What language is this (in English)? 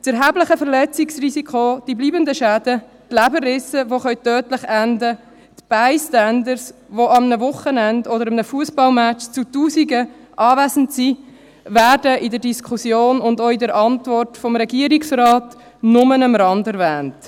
Swiss German